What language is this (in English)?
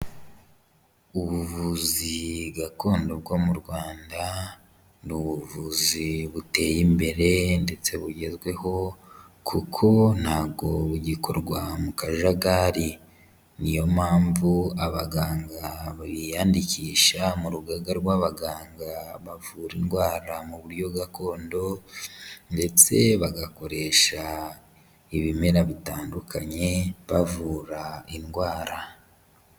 Kinyarwanda